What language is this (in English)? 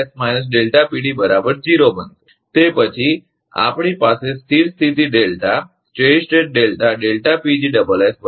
Gujarati